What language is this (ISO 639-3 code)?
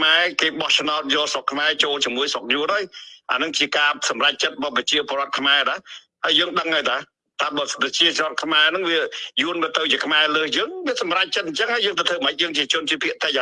vie